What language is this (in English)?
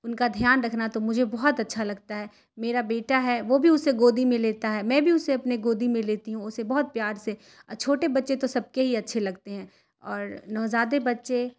Urdu